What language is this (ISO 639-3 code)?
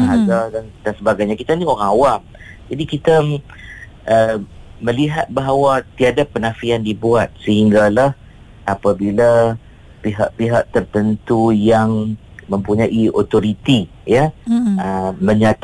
msa